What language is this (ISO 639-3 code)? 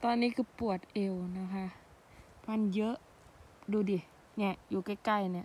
tha